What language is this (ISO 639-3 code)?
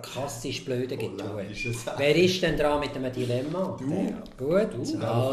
deu